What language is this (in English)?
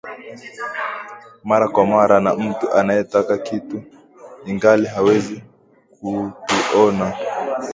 Swahili